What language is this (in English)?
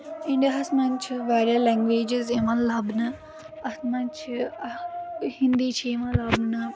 Kashmiri